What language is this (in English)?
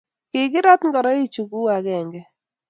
Kalenjin